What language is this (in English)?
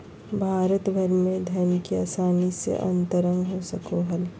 Magahi